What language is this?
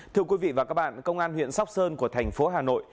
Vietnamese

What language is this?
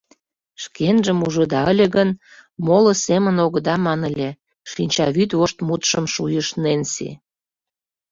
Mari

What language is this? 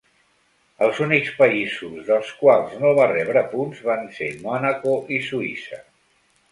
Catalan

